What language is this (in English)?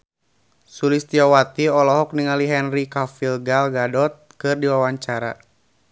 Sundanese